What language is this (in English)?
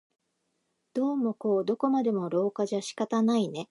Japanese